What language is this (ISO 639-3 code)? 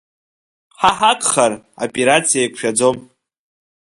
abk